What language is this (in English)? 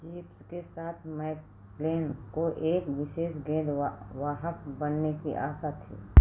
Hindi